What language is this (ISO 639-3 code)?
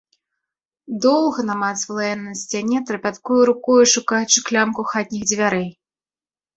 bel